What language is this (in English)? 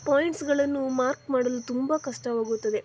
Kannada